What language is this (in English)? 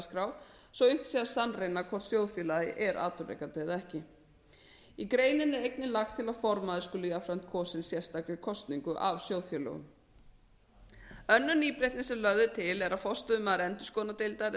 Icelandic